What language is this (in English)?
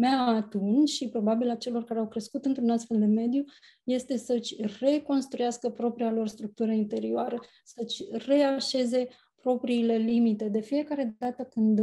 Romanian